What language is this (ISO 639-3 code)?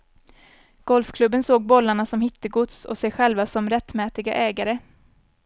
swe